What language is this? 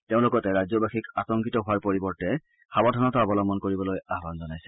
Assamese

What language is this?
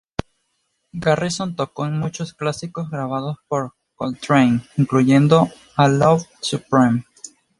Spanish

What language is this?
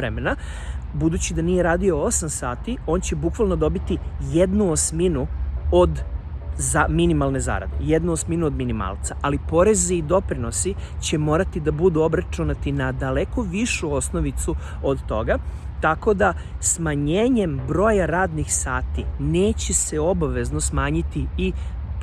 Serbian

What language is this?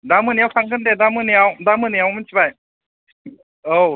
Bodo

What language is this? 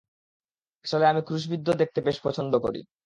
Bangla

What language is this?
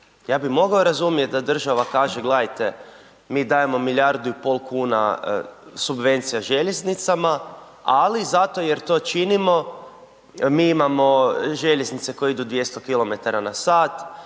Croatian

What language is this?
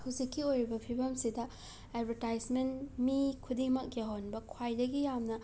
Manipuri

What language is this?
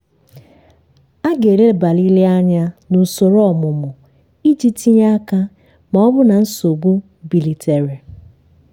Igbo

